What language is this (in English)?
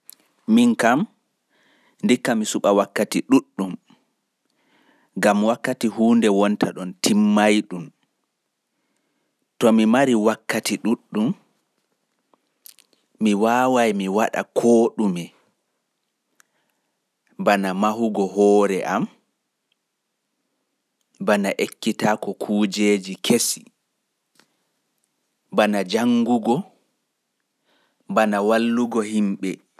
Fula